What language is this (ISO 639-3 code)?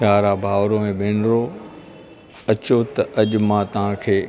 snd